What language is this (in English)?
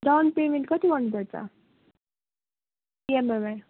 Nepali